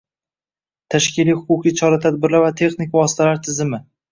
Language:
Uzbek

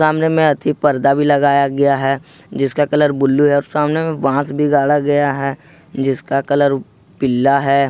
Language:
Hindi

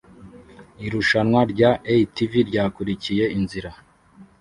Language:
Kinyarwanda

